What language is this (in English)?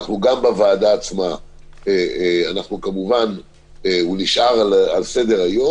Hebrew